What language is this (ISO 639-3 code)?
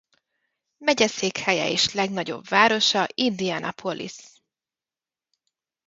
hun